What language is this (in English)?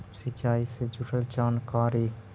Magahi